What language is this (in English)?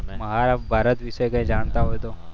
Gujarati